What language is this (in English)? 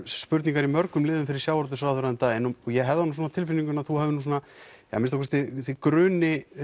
Icelandic